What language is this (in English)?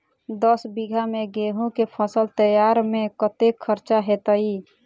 Maithili